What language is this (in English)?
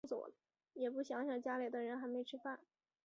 Chinese